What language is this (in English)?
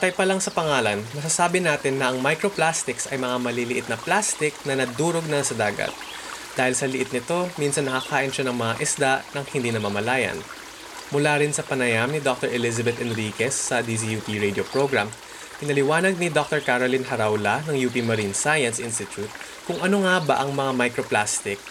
Filipino